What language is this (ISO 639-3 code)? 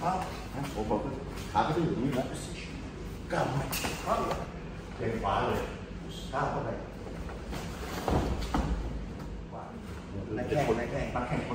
tha